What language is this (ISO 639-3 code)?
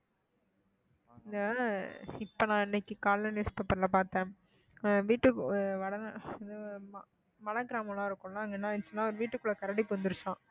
tam